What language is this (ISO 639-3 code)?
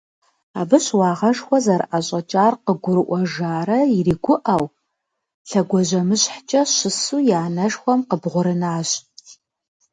kbd